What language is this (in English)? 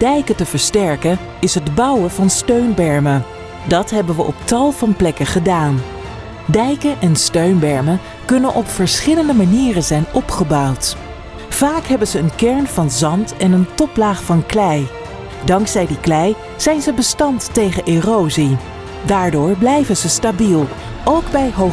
Dutch